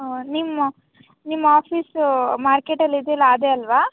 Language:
Kannada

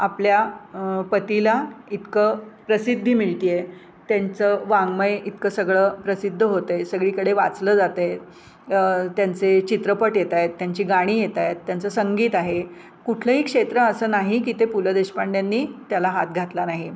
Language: Marathi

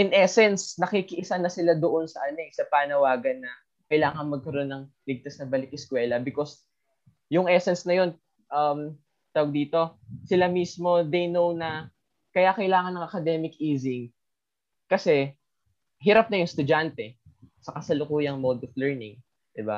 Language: Filipino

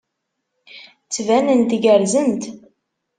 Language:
Kabyle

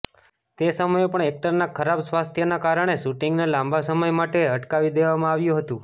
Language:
Gujarati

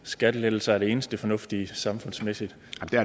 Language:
Danish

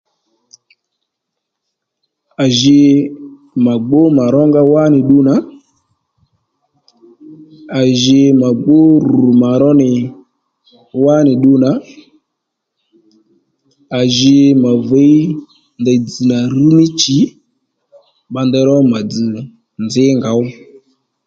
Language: Lendu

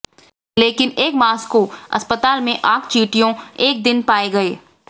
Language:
Hindi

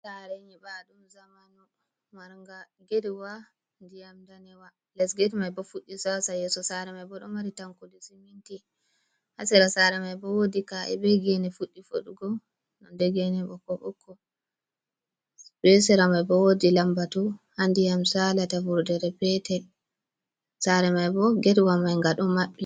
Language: Fula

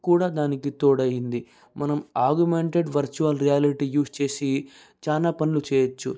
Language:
Telugu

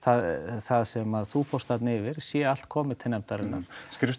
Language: Icelandic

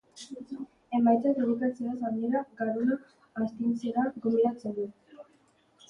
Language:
Basque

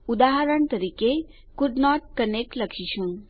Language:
Gujarati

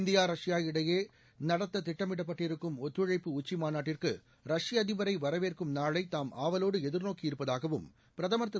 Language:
Tamil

